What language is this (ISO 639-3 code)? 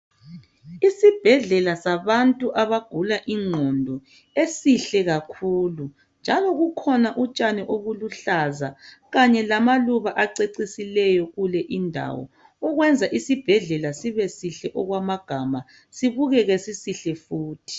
nde